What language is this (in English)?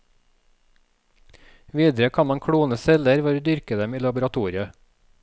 Norwegian